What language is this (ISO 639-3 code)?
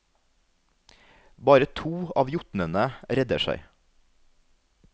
nor